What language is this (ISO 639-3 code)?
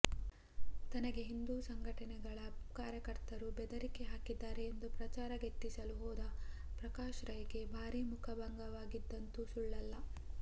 kan